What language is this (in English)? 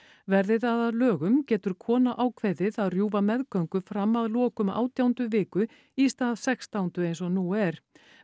Icelandic